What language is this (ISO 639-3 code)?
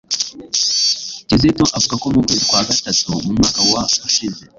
kin